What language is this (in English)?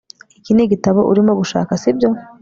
Kinyarwanda